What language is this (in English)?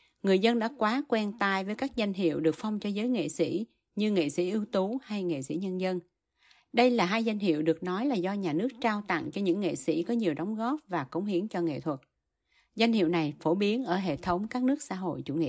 Vietnamese